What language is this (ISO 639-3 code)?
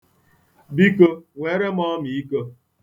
ibo